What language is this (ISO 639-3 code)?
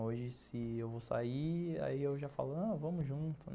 por